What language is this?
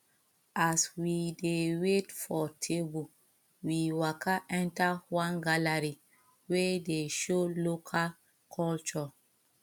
Nigerian Pidgin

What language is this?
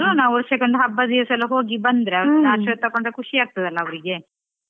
Kannada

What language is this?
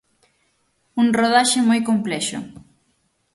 Galician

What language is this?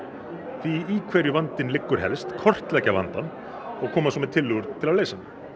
Icelandic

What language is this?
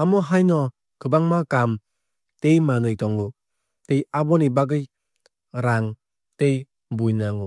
Kok Borok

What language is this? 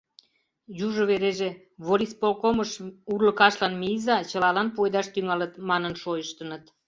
Mari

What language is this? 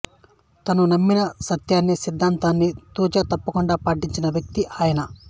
Telugu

